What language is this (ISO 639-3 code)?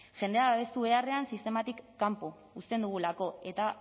eus